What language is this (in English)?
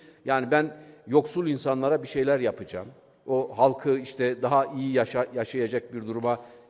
Turkish